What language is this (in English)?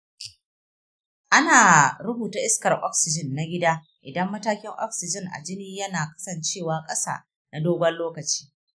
Hausa